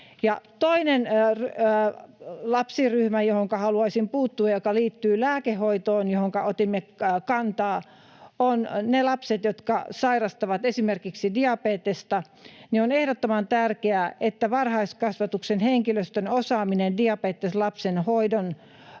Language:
Finnish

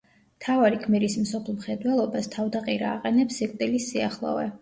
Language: Georgian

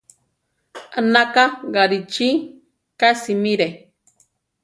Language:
Central Tarahumara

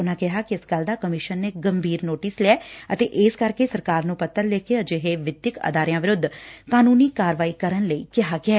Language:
Punjabi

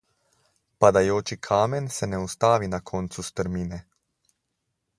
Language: Slovenian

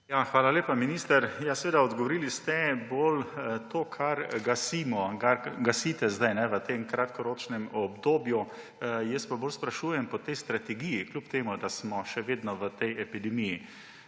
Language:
Slovenian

